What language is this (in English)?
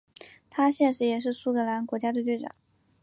Chinese